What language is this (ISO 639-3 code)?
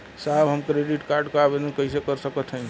bho